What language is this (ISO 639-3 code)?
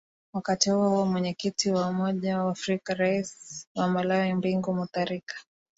swa